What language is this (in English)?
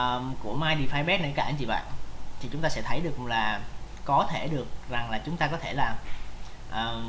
Vietnamese